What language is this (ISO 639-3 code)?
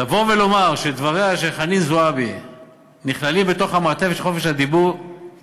heb